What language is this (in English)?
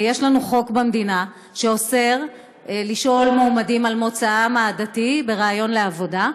Hebrew